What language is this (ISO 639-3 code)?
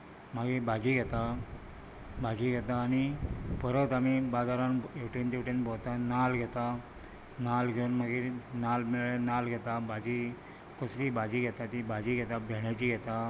kok